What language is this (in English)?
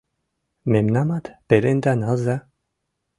Mari